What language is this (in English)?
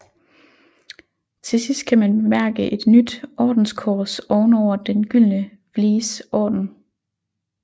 Danish